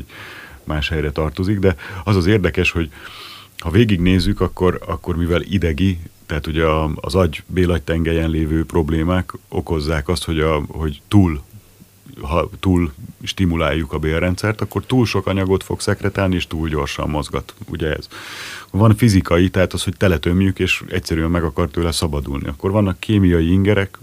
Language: Hungarian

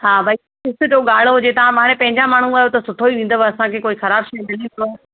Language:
Sindhi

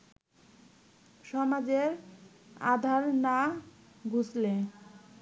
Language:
Bangla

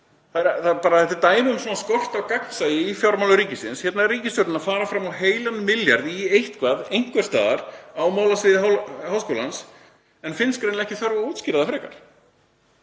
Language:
Icelandic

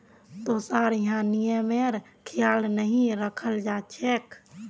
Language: Magahi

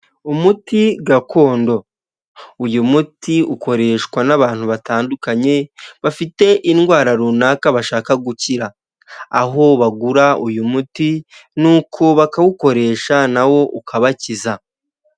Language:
Kinyarwanda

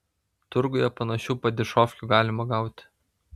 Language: Lithuanian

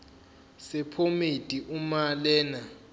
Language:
Zulu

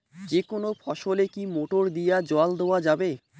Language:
Bangla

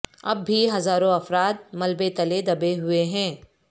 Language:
Urdu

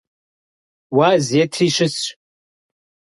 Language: Kabardian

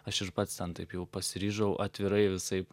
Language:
Lithuanian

